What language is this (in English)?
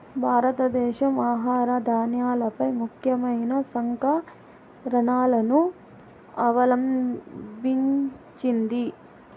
Telugu